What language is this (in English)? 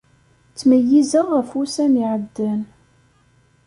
Kabyle